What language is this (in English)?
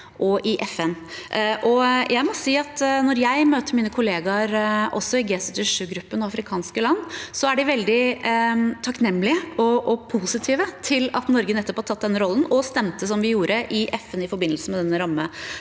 Norwegian